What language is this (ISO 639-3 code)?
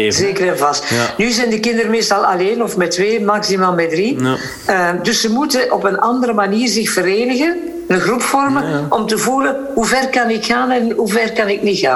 nld